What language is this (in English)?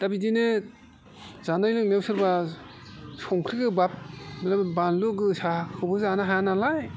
Bodo